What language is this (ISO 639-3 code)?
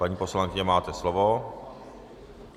ces